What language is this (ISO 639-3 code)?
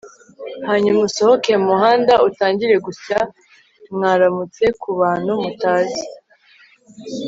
kin